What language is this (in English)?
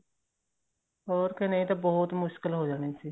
Punjabi